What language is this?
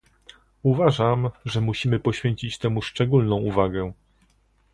Polish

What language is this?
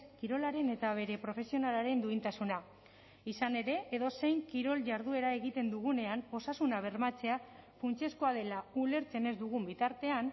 Basque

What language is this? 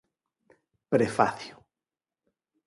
Galician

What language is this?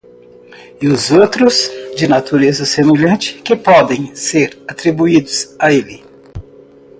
Portuguese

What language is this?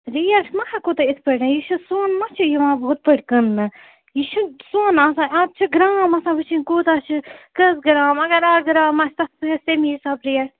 Kashmiri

